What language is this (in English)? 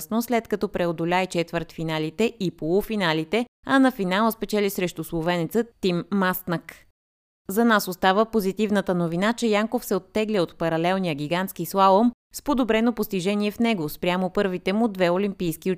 Bulgarian